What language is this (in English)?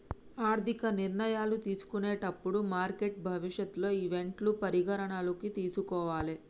Telugu